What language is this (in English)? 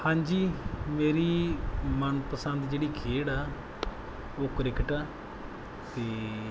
Punjabi